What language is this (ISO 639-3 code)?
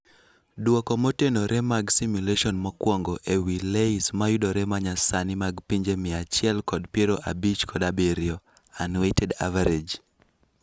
luo